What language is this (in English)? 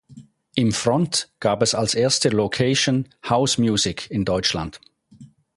German